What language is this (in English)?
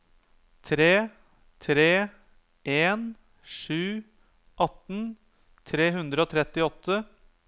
Norwegian